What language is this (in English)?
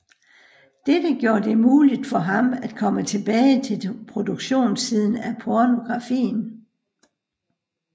Danish